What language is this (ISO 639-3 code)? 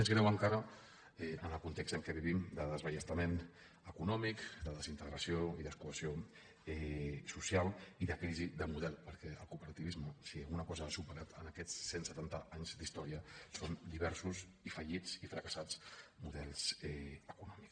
cat